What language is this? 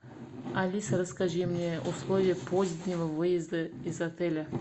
Russian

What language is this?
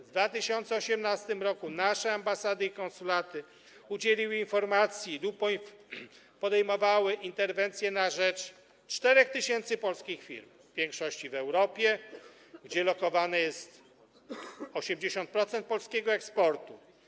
Polish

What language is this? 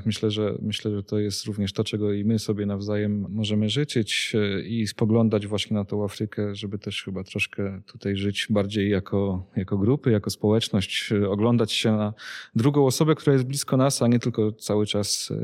Polish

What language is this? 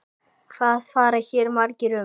Icelandic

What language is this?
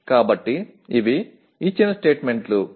Telugu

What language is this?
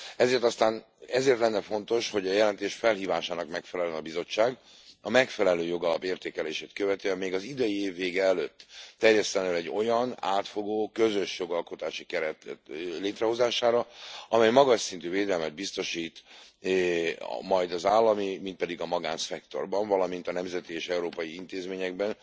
Hungarian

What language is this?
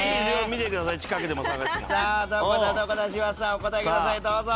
Japanese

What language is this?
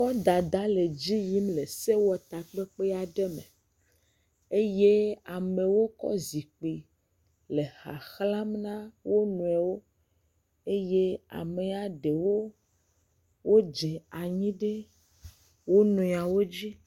Ewe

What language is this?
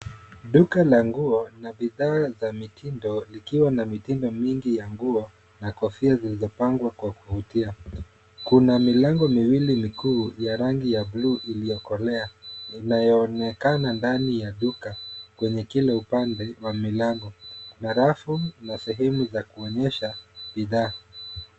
Swahili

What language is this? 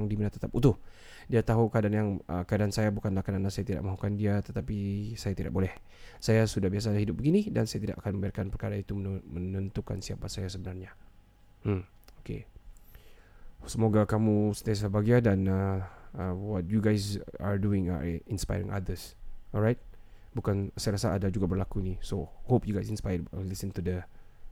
Malay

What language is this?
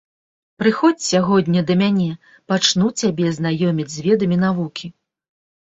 Belarusian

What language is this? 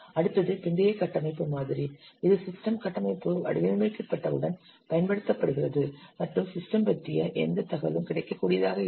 Tamil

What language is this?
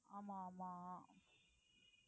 Tamil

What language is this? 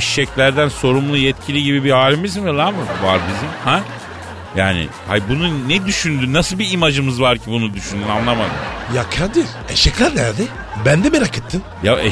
Turkish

